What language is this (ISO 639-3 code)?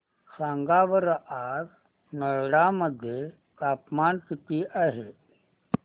mar